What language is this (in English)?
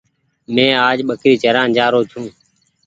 Goaria